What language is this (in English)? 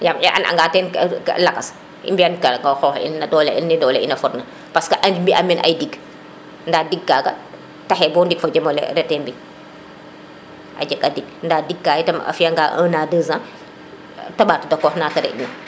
Serer